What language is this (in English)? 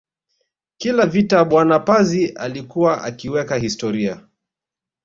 Swahili